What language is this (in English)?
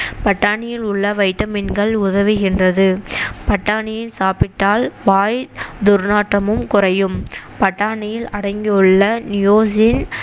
Tamil